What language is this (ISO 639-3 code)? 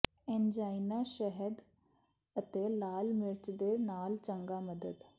pan